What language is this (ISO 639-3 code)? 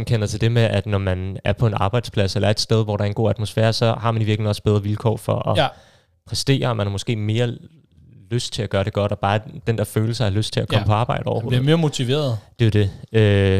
dan